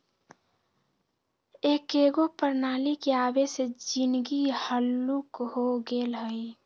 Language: Magahi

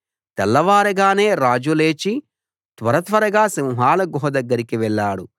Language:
Telugu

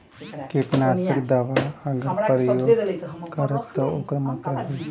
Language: Bhojpuri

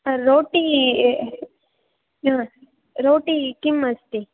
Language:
Sanskrit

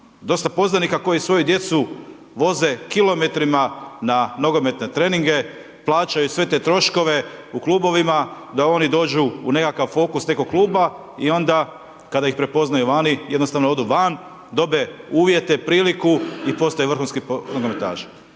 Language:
Croatian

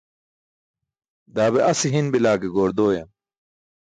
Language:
Burushaski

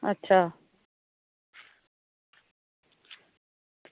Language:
Dogri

